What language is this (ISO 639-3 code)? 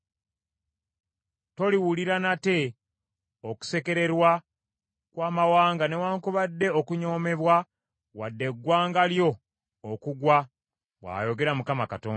lug